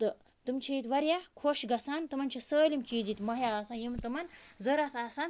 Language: Kashmiri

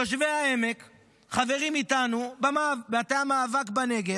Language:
Hebrew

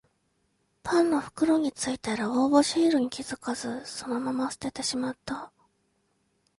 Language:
Japanese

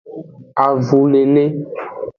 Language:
Aja (Benin)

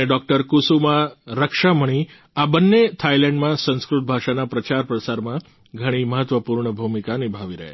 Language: Gujarati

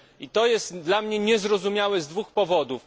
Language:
Polish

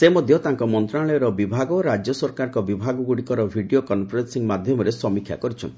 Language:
Odia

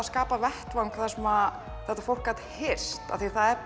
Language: Icelandic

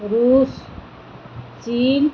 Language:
Odia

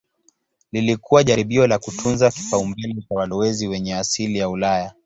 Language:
Swahili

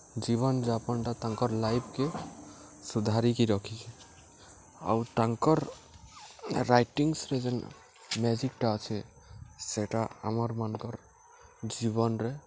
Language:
Odia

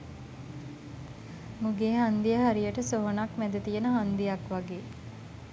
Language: Sinhala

